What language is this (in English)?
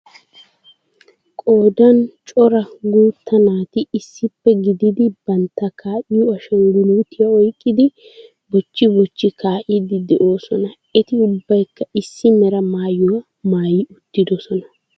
Wolaytta